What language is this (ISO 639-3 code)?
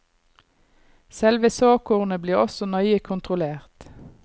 nor